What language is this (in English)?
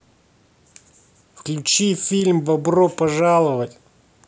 Russian